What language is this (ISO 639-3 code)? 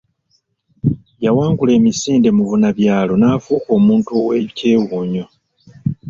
lug